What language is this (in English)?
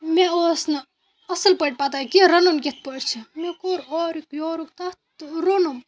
Kashmiri